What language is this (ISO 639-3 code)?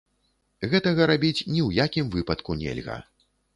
bel